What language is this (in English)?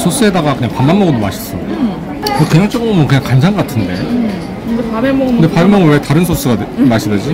Korean